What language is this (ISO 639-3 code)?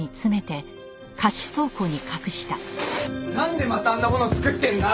jpn